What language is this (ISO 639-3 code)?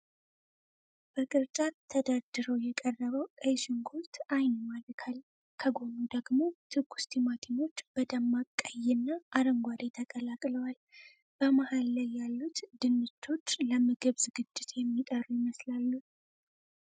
amh